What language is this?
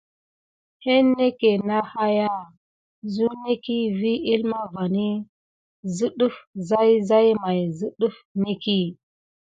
Gidar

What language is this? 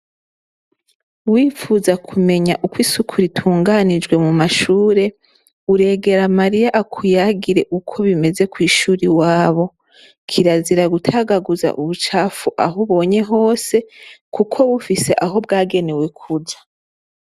Rundi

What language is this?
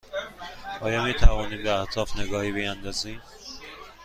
Persian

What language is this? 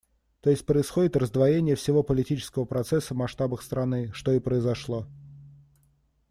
Russian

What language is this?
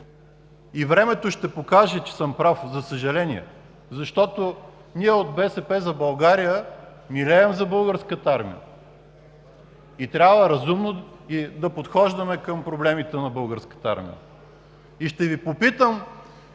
Bulgarian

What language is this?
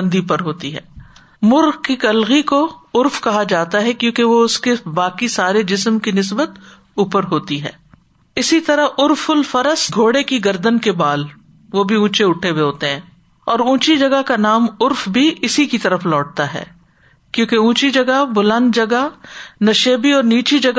Urdu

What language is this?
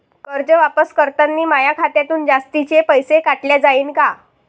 Marathi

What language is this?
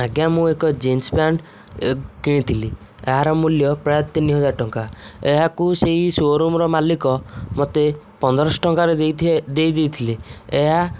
Odia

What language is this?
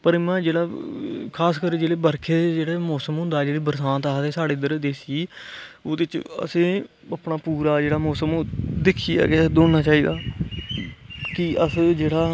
Dogri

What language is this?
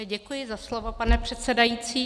Czech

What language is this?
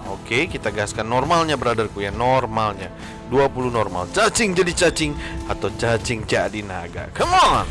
Indonesian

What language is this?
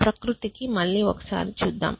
Telugu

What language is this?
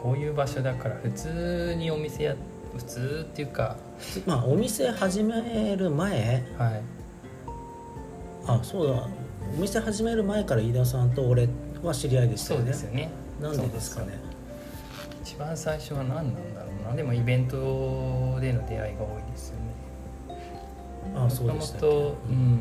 Japanese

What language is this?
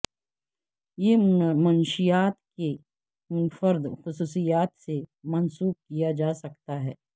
Urdu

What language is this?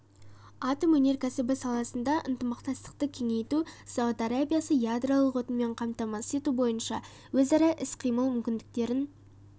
Kazakh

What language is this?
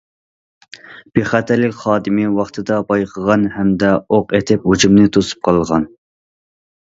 Uyghur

